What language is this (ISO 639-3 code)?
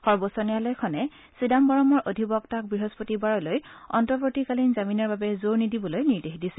asm